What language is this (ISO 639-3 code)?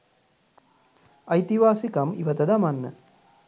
sin